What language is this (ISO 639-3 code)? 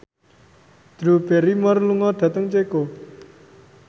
jav